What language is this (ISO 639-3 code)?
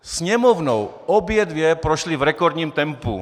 ces